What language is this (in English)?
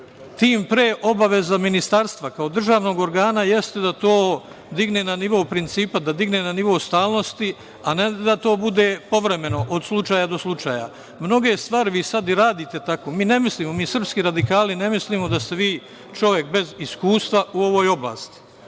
Serbian